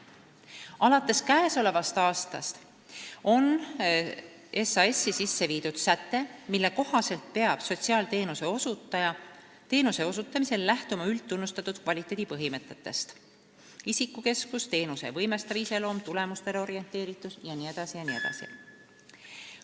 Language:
Estonian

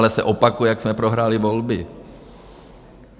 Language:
Czech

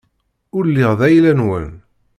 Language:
Kabyle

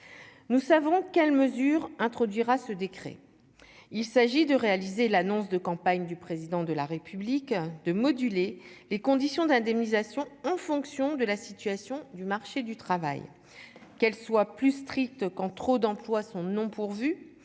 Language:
French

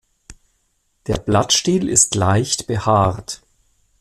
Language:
German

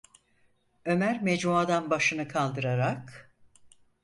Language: Turkish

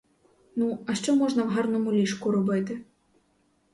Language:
Ukrainian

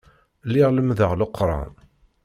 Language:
Kabyle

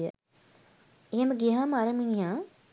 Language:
Sinhala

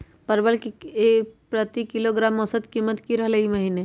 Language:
Magahi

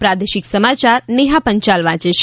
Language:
Gujarati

